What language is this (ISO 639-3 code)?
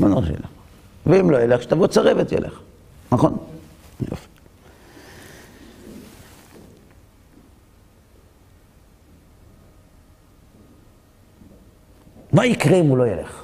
heb